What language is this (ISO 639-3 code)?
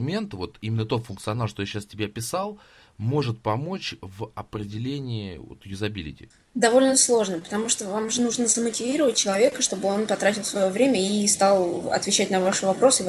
rus